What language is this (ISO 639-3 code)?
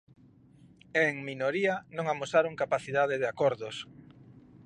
glg